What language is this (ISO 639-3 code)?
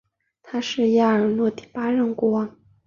zho